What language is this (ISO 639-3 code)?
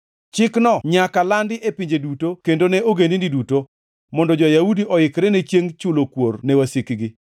luo